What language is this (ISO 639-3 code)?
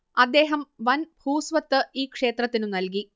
mal